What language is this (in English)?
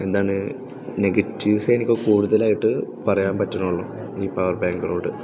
Malayalam